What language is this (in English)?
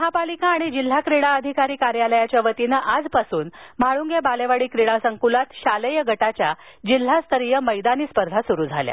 Marathi